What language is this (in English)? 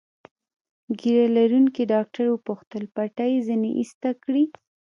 Pashto